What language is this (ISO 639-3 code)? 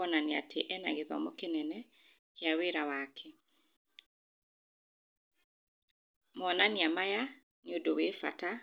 kik